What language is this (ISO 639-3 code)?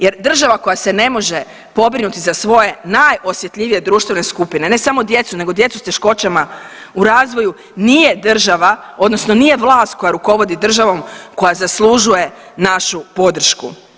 hrv